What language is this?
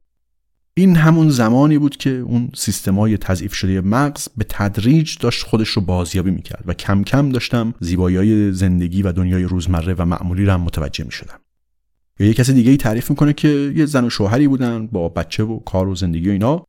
Persian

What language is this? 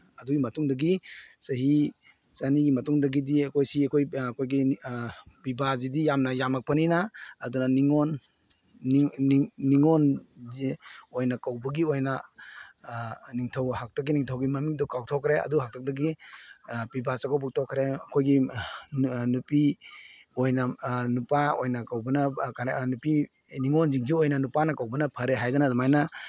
Manipuri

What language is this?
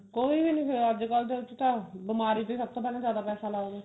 Punjabi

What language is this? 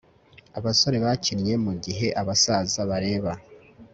Kinyarwanda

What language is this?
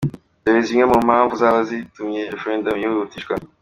Kinyarwanda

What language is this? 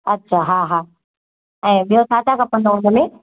Sindhi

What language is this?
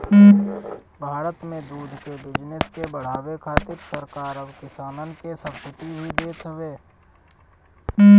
Bhojpuri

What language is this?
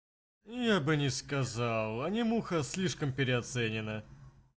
Russian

